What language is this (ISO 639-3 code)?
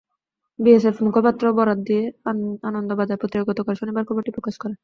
ben